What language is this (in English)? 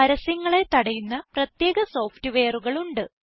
Malayalam